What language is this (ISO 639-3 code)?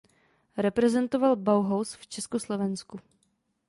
ces